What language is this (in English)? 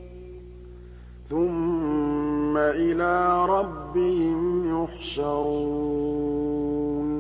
Arabic